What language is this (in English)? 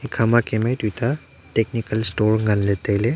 Wancho Naga